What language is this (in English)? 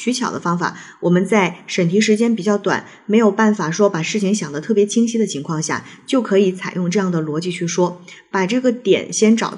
Chinese